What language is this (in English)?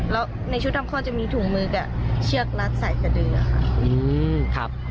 Thai